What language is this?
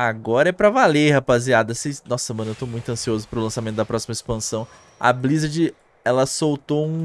Portuguese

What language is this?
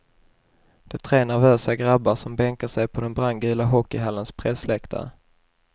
Swedish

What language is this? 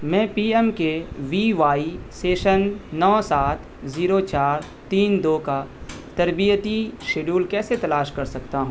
Urdu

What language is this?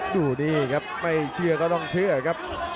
Thai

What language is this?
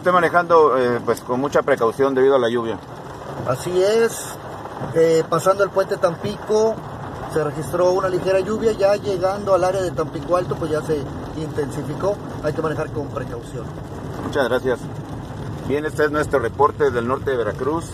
Spanish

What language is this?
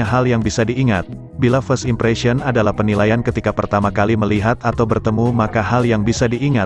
Indonesian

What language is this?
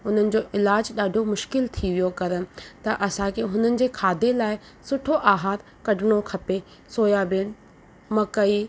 Sindhi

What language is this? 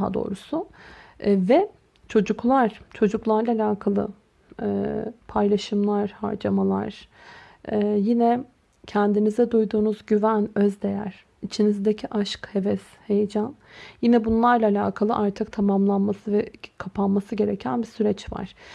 Turkish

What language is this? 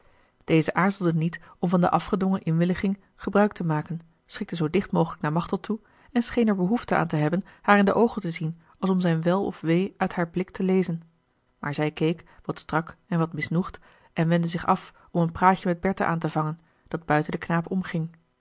Dutch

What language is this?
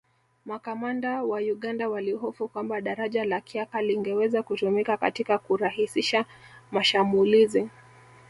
Swahili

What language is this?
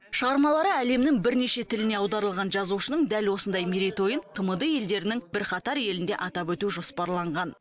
Kazakh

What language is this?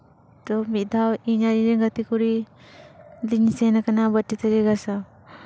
Santali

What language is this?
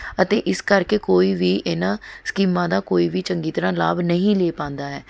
Punjabi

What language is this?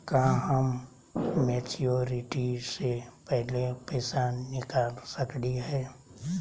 Magahi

